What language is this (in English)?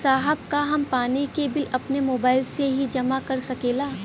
Bhojpuri